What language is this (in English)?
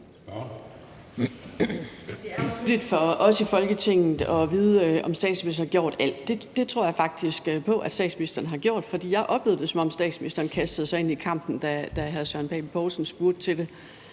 Danish